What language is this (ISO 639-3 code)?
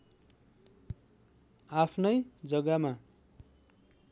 nep